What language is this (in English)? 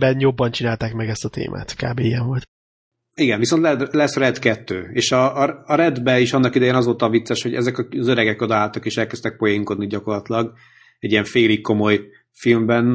Hungarian